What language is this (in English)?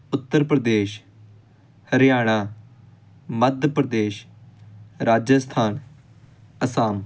Punjabi